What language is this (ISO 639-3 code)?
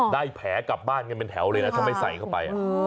tha